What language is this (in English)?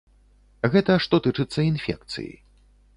Belarusian